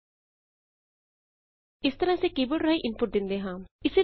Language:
Punjabi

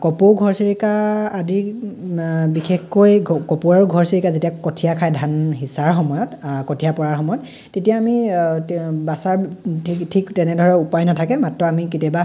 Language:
Assamese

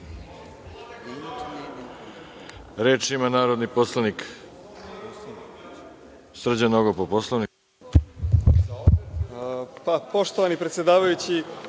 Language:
Serbian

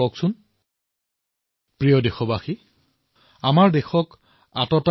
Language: Assamese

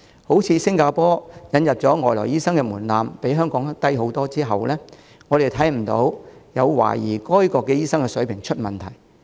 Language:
Cantonese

